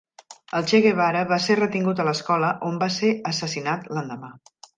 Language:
Catalan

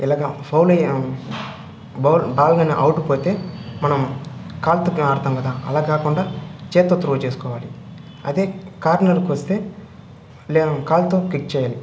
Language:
Telugu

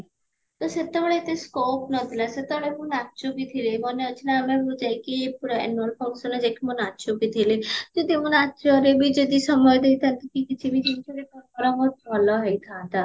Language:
Odia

